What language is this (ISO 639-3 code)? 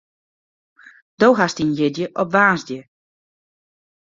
fry